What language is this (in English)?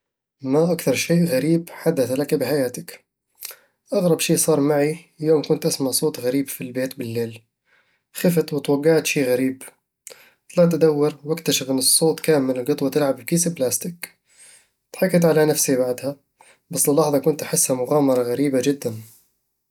Eastern Egyptian Bedawi Arabic